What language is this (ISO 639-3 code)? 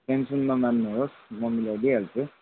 nep